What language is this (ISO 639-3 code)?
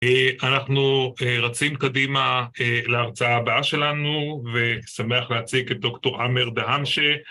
heb